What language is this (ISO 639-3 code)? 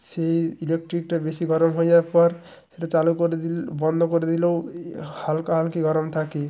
ben